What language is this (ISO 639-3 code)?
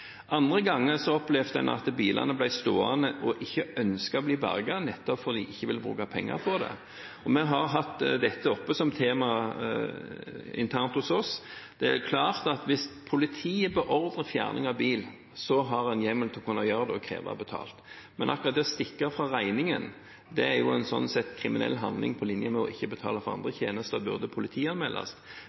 nob